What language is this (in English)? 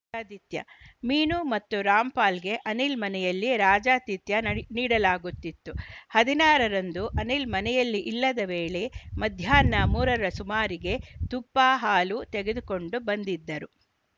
Kannada